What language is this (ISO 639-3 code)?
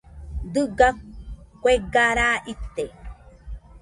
hux